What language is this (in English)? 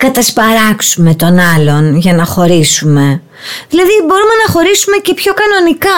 Greek